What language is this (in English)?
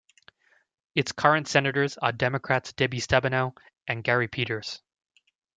English